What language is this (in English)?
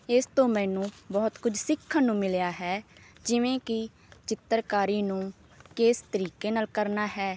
Punjabi